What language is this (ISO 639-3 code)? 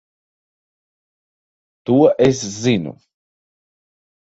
lav